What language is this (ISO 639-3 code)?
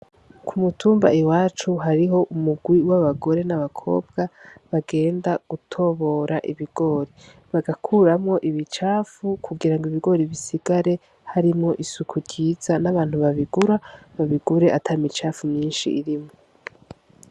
run